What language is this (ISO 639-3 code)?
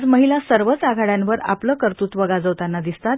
mar